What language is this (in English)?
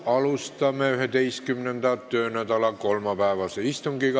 Estonian